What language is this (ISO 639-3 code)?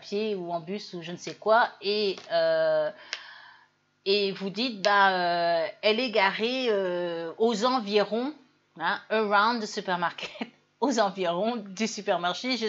fra